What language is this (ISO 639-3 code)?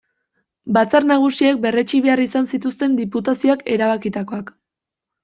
eus